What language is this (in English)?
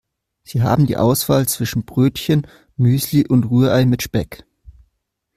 German